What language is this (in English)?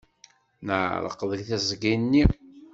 Kabyle